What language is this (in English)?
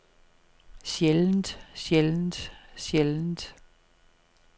Danish